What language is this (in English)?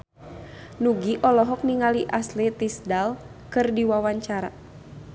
Sundanese